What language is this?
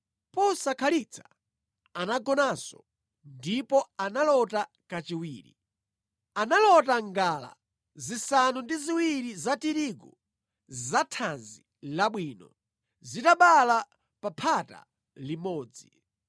Nyanja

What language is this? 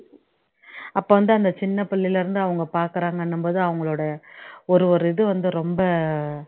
Tamil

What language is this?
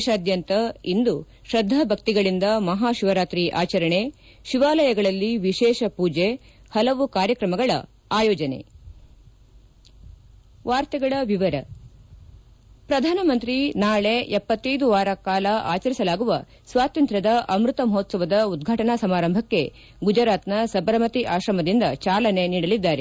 Kannada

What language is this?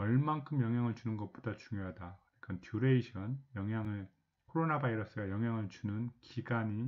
Korean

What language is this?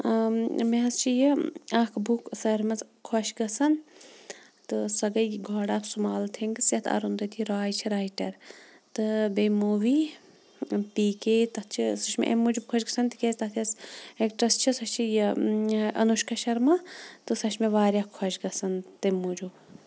Kashmiri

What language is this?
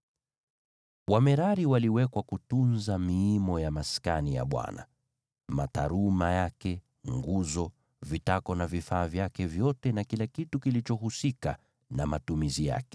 Swahili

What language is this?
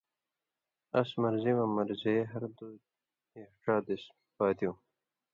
Indus Kohistani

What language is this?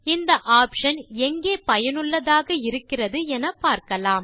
Tamil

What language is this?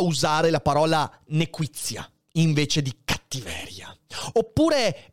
Italian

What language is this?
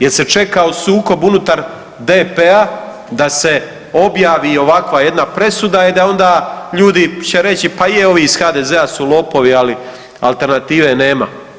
Croatian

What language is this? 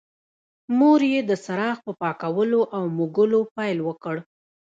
Pashto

